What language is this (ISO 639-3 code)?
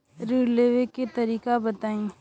bho